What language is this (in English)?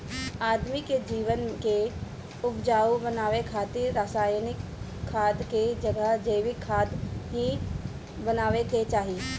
Bhojpuri